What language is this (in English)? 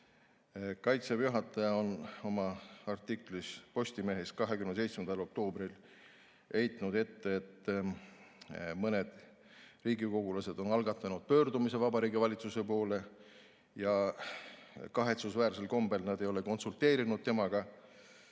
Estonian